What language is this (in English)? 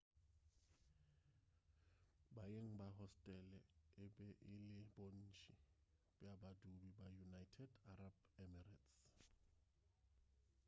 Northern Sotho